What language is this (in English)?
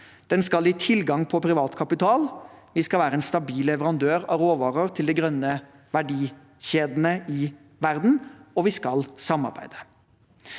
Norwegian